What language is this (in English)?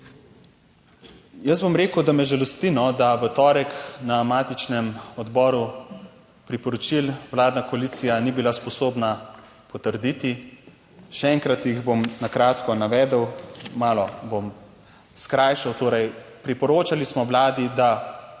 Slovenian